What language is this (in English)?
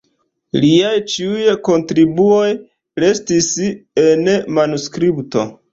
Esperanto